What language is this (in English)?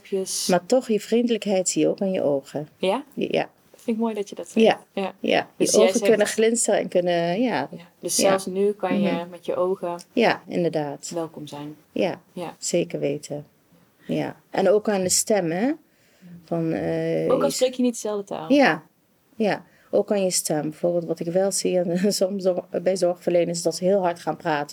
Dutch